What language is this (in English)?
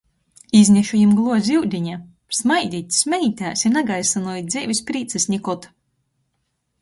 Latgalian